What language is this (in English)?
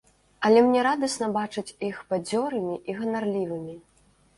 Belarusian